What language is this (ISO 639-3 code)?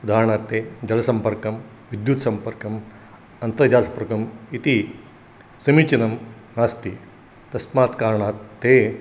san